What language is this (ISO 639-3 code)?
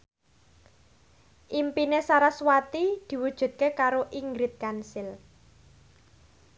jav